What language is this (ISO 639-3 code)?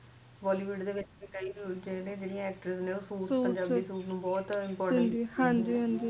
pan